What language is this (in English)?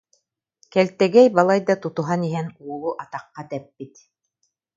Yakut